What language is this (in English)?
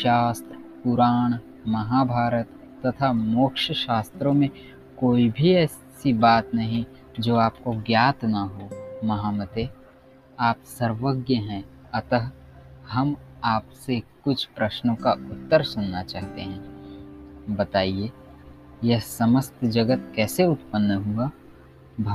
Hindi